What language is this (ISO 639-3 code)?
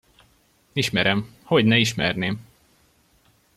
hun